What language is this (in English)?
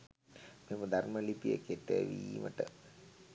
Sinhala